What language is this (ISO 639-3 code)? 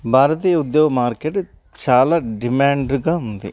tel